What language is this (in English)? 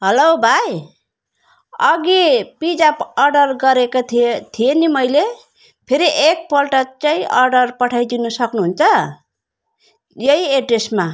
Nepali